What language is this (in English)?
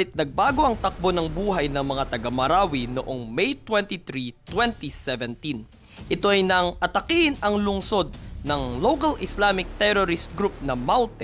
Filipino